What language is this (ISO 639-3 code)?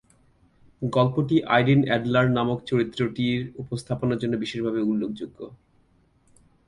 ben